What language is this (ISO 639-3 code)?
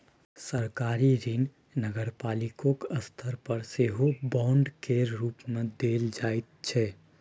mai